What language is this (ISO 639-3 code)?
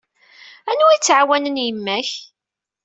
kab